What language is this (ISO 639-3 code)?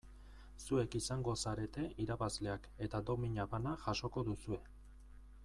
eus